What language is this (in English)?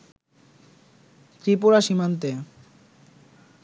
Bangla